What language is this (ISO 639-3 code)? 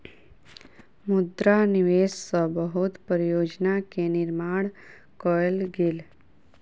mai